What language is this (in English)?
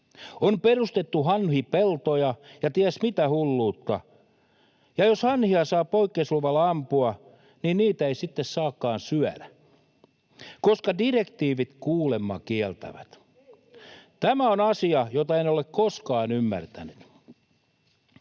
Finnish